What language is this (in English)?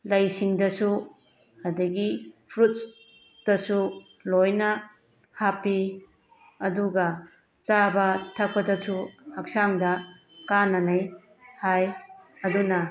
Manipuri